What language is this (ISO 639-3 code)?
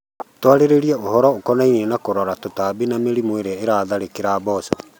kik